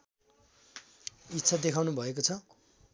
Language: Nepali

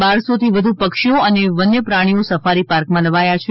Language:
Gujarati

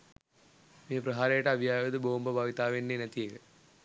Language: Sinhala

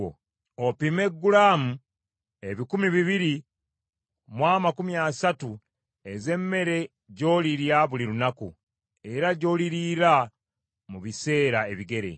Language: Ganda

